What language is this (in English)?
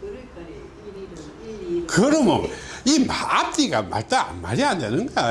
Korean